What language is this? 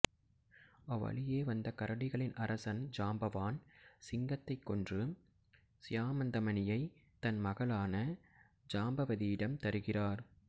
Tamil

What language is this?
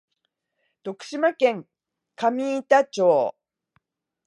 Japanese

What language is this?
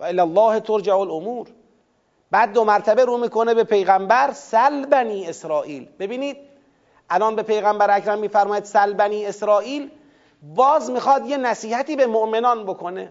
Persian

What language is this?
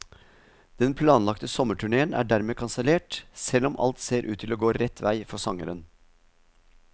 Norwegian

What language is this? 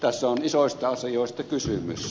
Finnish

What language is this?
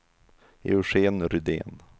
Swedish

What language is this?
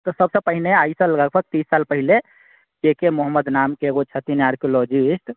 Maithili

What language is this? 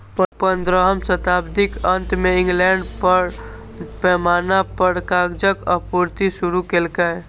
Maithili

